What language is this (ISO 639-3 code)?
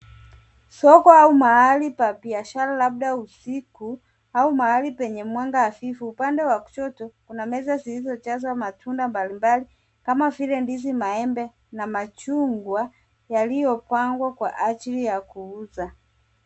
swa